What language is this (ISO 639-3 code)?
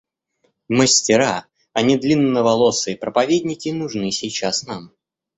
rus